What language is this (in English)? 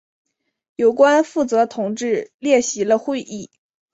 Chinese